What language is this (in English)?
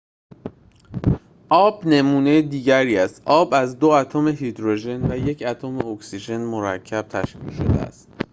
Persian